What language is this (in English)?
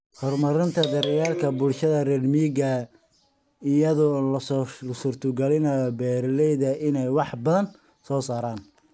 Somali